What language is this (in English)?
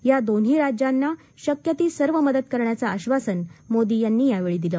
Marathi